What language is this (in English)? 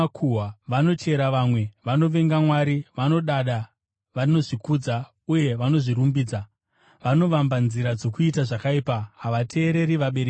Shona